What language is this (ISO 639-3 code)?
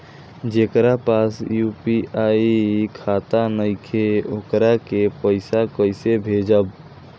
bho